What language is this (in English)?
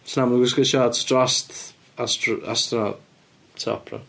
Welsh